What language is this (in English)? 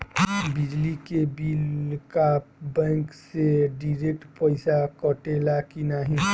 Bhojpuri